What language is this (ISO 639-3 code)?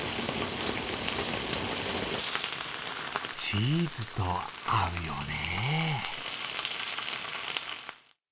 jpn